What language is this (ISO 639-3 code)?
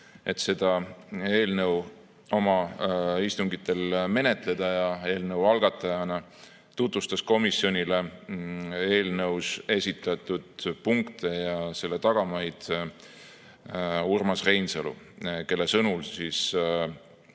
est